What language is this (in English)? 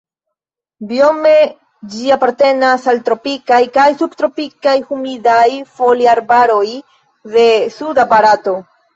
Esperanto